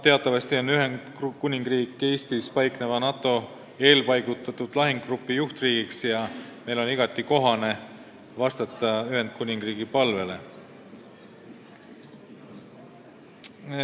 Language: Estonian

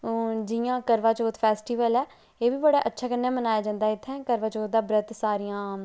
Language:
Dogri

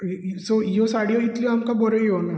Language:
Konkani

